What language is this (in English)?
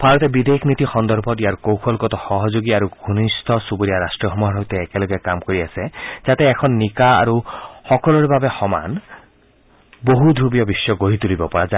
Assamese